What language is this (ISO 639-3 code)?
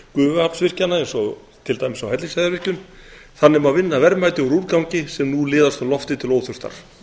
isl